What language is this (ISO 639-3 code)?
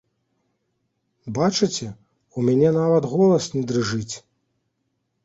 bel